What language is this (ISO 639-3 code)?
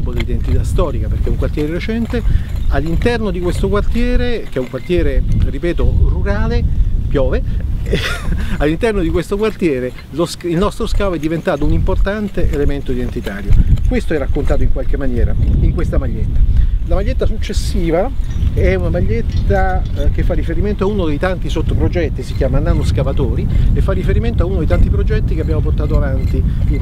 ita